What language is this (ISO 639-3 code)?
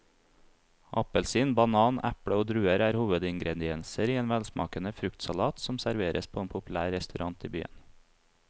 nor